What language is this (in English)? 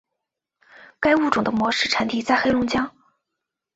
Chinese